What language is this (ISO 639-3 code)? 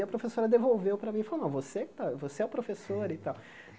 por